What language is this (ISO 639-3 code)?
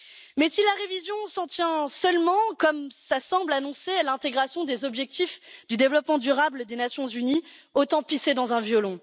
fra